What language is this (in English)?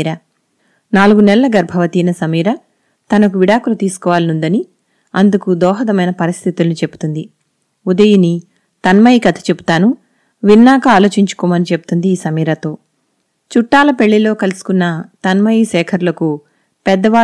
Telugu